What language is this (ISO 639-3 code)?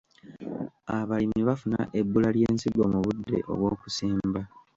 lug